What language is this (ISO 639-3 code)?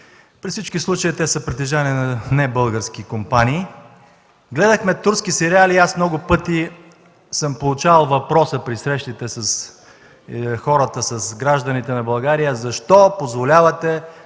bul